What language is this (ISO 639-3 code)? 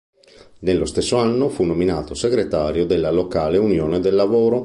ita